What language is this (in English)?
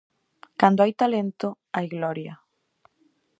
Galician